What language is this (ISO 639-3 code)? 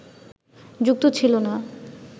ben